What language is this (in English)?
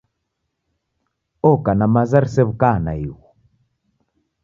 Taita